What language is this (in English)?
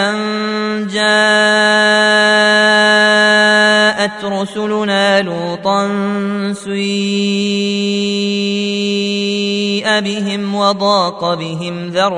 Arabic